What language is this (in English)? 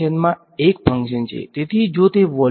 Gujarati